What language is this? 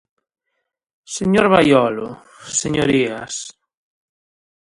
Galician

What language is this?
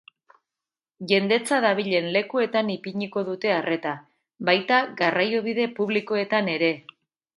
Basque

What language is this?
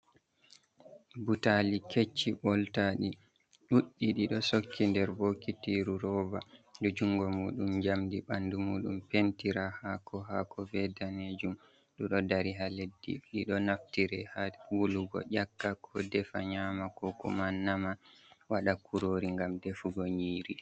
Fula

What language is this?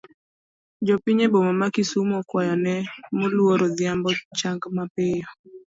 Luo (Kenya and Tanzania)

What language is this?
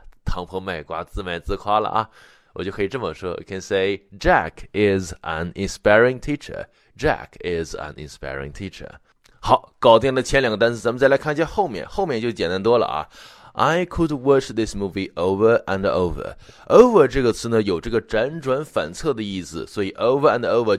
Chinese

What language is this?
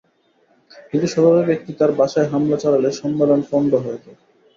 Bangla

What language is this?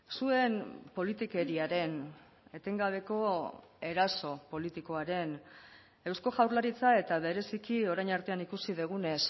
Basque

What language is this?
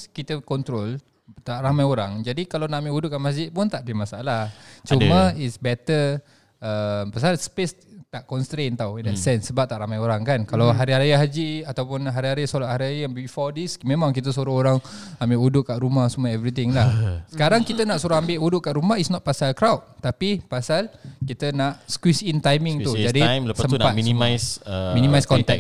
Malay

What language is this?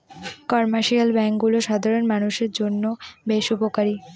Bangla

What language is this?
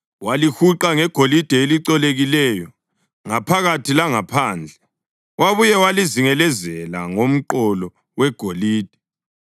North Ndebele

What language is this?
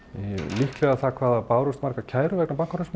Icelandic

